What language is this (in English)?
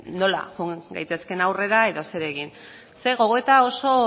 Basque